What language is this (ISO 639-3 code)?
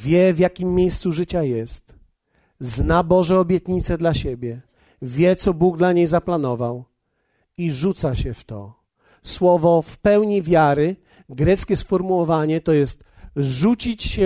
pol